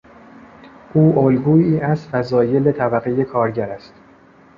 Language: Persian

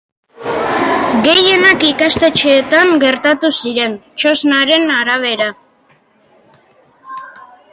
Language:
Basque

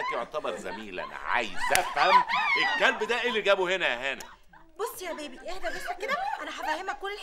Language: Arabic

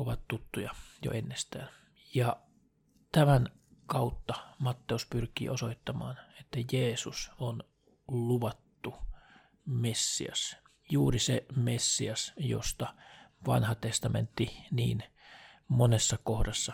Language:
Finnish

